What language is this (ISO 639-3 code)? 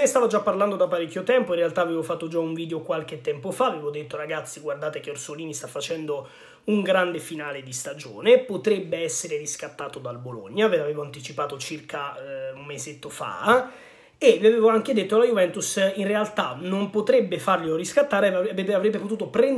ita